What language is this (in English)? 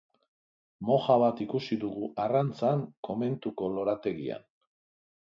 Basque